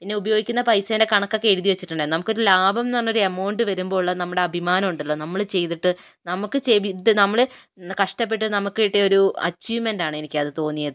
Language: Malayalam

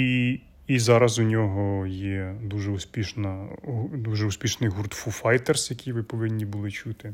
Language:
Ukrainian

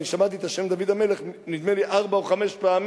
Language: Hebrew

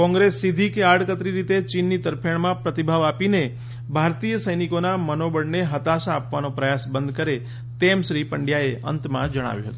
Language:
Gujarati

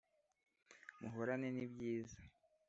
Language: Kinyarwanda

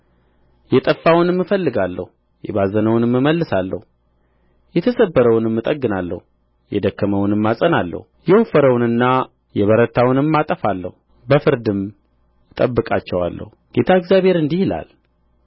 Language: Amharic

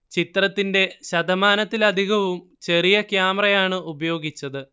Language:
Malayalam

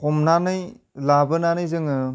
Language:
Bodo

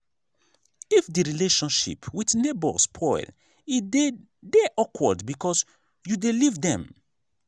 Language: Nigerian Pidgin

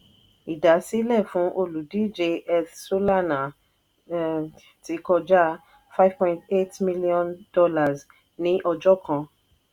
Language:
Yoruba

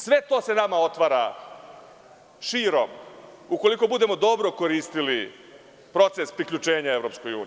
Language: Serbian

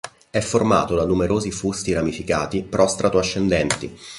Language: Italian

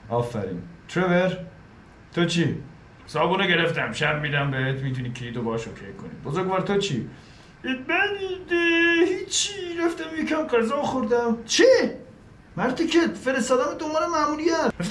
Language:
Persian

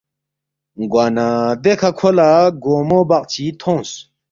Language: Balti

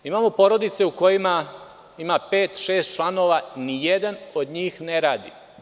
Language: Serbian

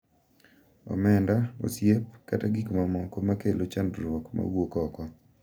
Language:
Luo (Kenya and Tanzania)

